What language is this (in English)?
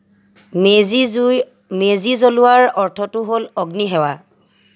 Assamese